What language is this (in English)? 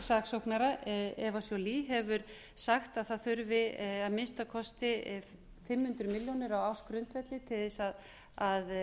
Icelandic